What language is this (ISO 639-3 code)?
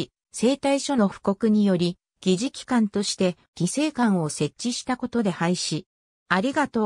jpn